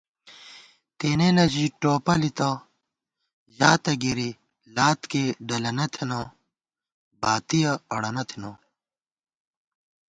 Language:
Gawar-Bati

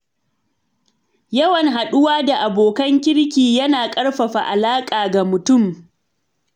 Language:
Hausa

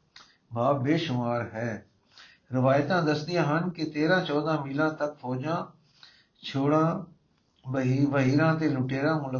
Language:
Punjabi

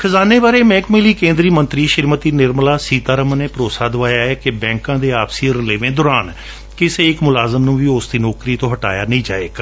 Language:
Punjabi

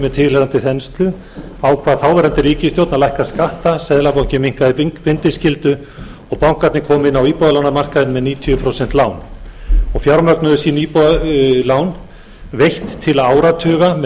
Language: Icelandic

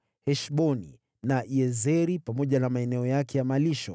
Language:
Swahili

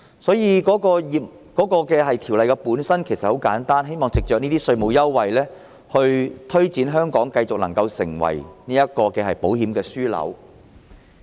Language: Cantonese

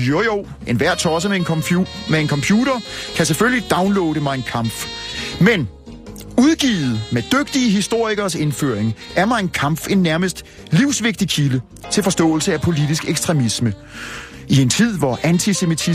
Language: Danish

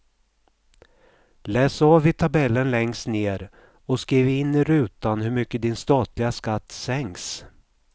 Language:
Swedish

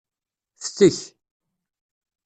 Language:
Kabyle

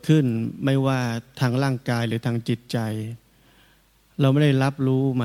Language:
Thai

